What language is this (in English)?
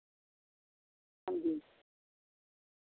Dogri